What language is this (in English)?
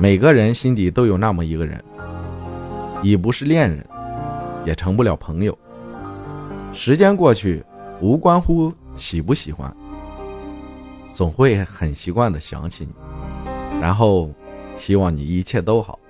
Chinese